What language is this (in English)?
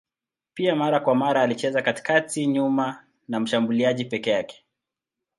Swahili